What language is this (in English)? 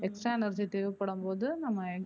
Tamil